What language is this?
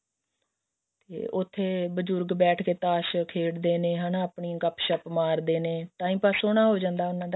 Punjabi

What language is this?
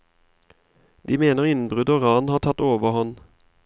Norwegian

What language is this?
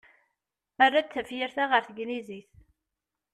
Kabyle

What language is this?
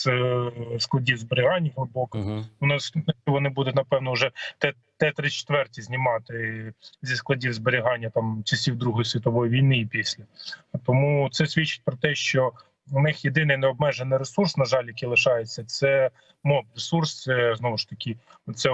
Ukrainian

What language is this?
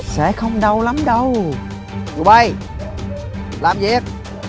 Vietnamese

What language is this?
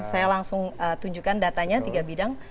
Indonesian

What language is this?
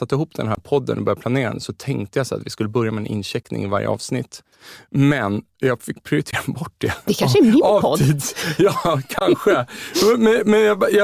Swedish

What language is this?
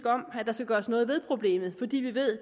Danish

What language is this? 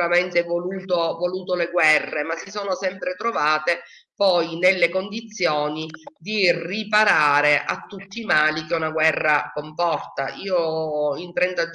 Italian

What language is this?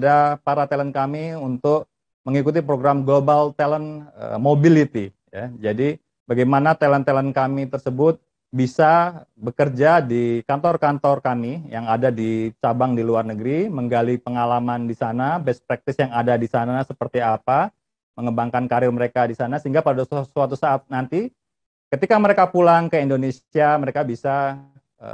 Indonesian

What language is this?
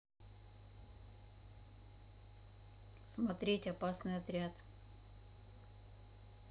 Russian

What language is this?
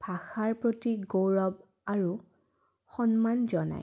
Assamese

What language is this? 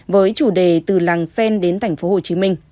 Vietnamese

